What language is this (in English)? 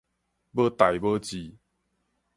Min Nan Chinese